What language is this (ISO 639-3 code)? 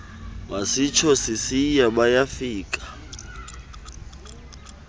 xho